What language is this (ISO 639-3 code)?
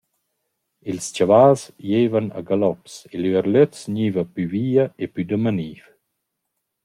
roh